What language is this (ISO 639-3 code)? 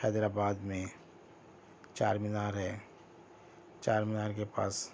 urd